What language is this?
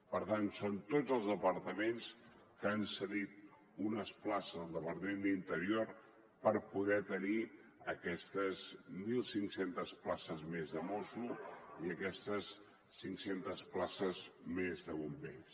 Catalan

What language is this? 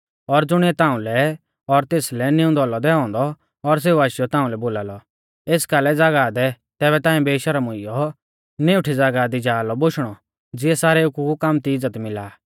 Mahasu Pahari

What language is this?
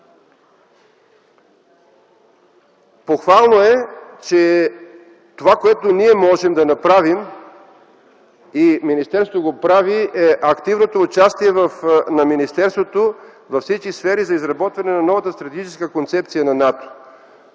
Bulgarian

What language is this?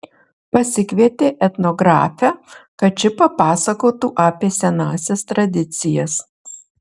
Lithuanian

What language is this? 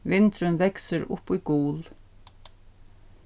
Faroese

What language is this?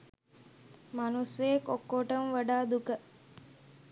Sinhala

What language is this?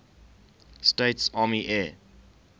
English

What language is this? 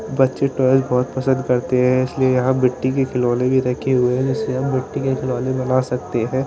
Hindi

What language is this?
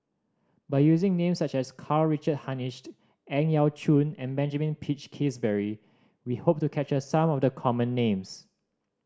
English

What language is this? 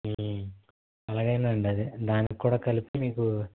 Telugu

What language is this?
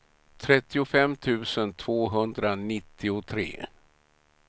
Swedish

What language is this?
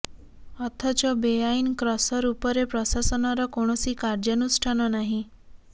Odia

